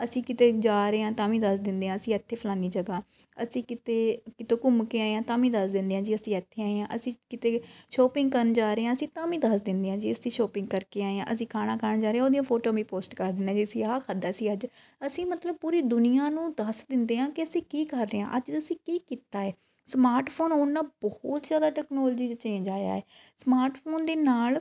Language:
Punjabi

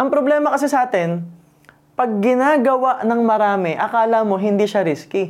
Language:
Filipino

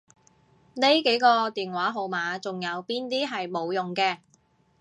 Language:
Cantonese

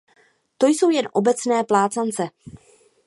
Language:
Czech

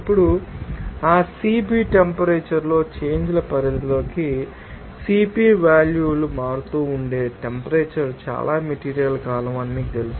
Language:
Telugu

